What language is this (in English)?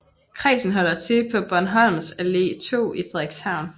Danish